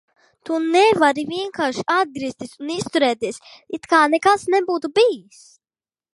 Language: Latvian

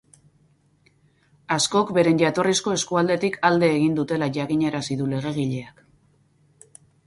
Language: Basque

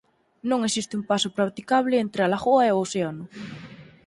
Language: Galician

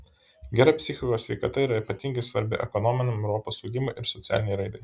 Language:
Lithuanian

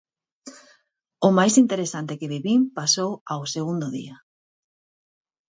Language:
Galician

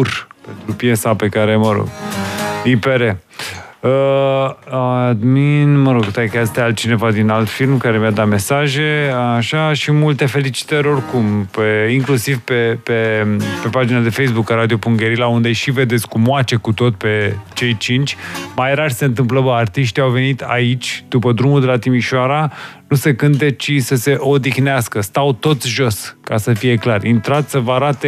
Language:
Romanian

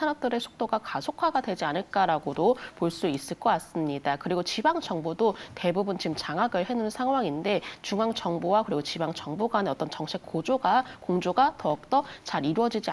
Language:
Korean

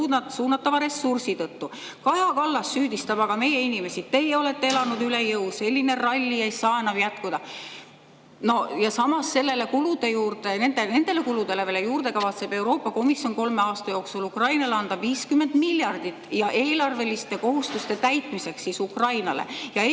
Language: Estonian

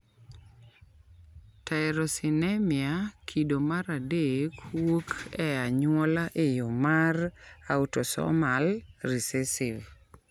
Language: Luo (Kenya and Tanzania)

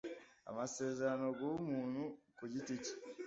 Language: Kinyarwanda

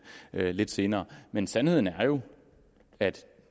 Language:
Danish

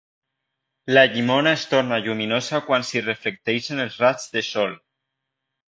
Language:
Catalan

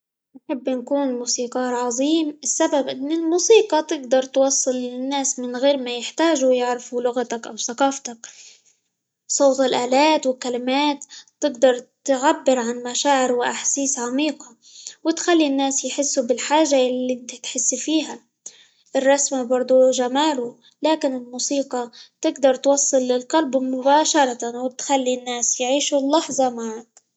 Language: Libyan Arabic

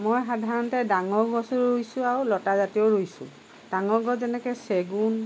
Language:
Assamese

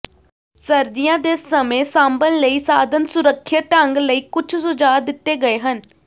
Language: Punjabi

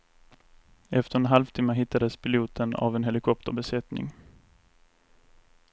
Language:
Swedish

